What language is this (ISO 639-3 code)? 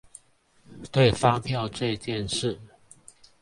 zho